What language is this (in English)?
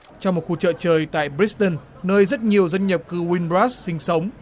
Vietnamese